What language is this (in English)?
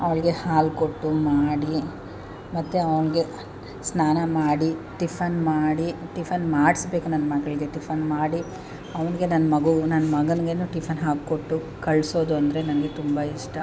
Kannada